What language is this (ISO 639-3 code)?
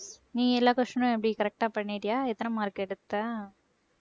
tam